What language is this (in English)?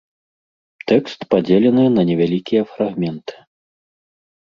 Belarusian